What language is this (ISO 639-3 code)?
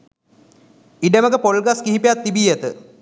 sin